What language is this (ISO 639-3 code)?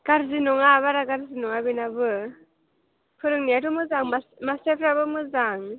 brx